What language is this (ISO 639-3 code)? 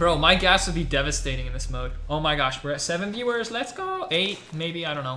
eng